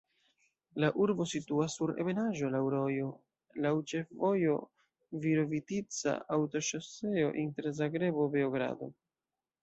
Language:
Esperanto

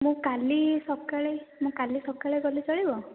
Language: Odia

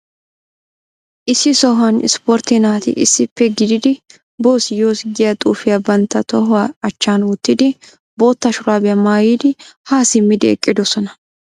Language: Wolaytta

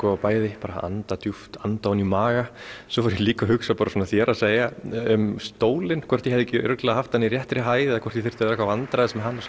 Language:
Icelandic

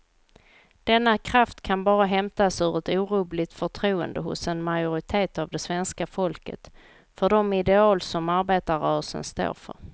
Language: Swedish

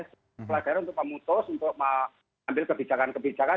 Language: Indonesian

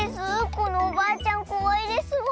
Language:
Japanese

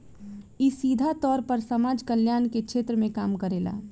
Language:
Bhojpuri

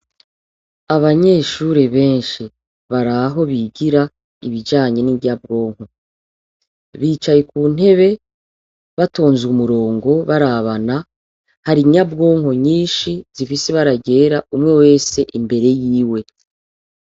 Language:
Rundi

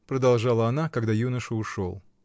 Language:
Russian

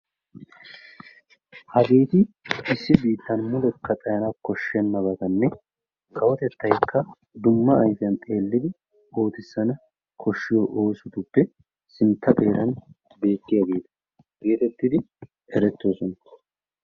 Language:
Wolaytta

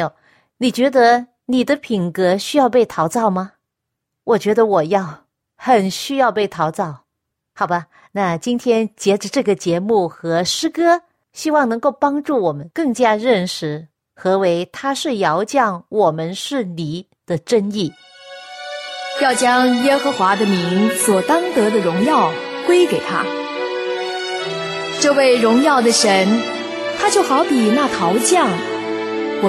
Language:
Chinese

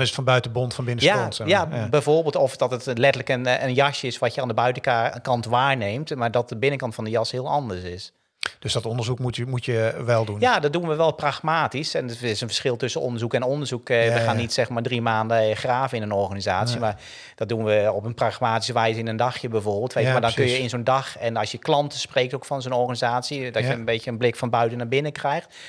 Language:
Dutch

